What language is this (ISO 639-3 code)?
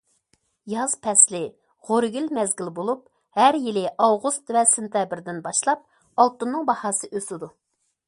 uig